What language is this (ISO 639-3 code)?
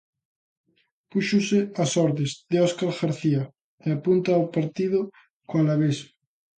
glg